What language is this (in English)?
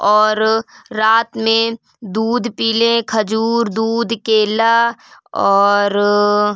Urdu